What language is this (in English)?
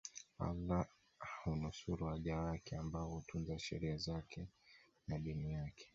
Swahili